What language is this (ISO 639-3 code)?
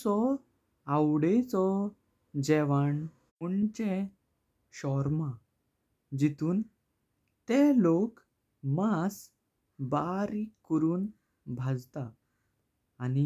kok